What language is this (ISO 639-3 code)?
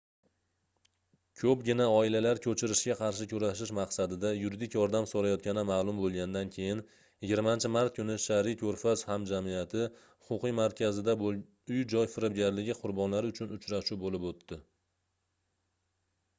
uzb